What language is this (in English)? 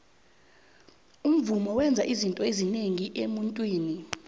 South Ndebele